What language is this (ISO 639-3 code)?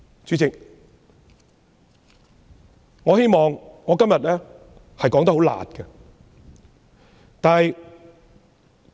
yue